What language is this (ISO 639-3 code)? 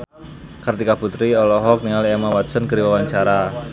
sun